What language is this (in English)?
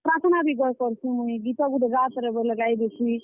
Odia